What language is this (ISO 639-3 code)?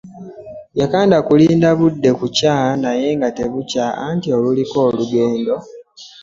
lug